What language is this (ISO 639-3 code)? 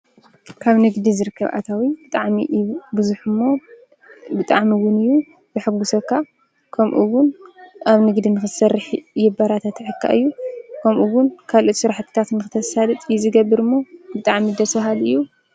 tir